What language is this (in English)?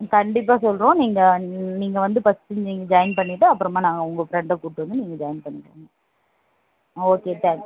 Tamil